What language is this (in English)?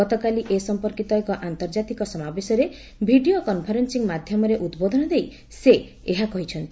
Odia